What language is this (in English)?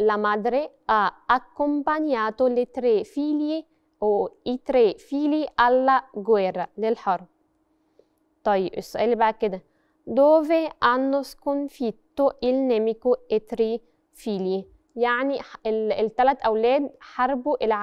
Arabic